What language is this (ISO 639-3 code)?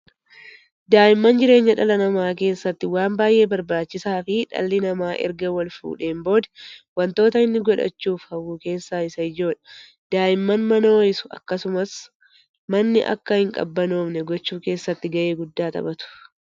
orm